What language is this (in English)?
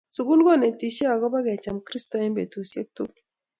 Kalenjin